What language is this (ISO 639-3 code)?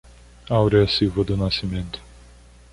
por